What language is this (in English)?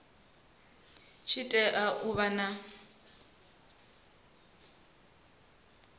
Venda